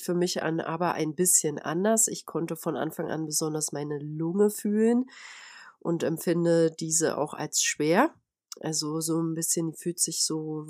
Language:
German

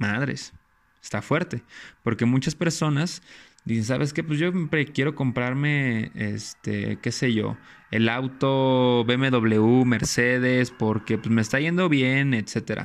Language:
Spanish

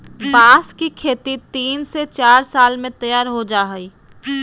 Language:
Magahi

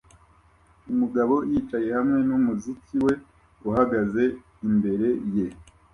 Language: Kinyarwanda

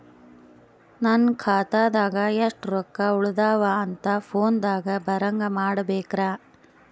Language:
Kannada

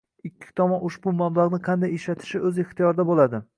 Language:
Uzbek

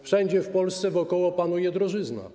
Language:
Polish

